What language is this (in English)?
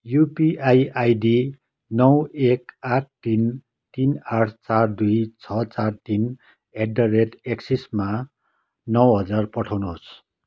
Nepali